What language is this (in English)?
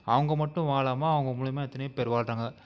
Tamil